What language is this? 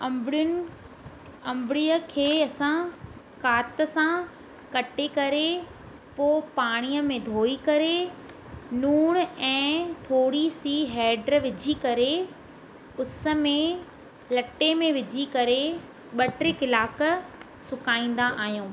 Sindhi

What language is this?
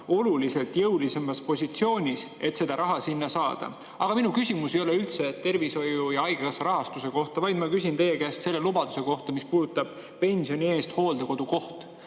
Estonian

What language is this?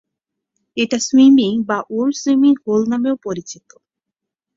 Bangla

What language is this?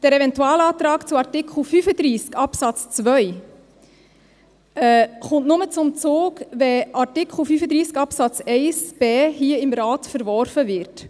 Swiss German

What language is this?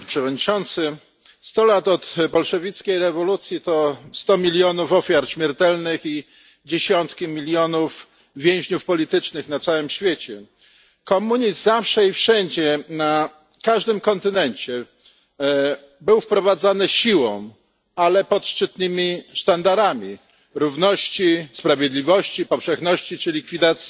Polish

